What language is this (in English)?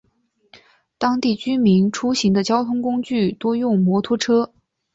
Chinese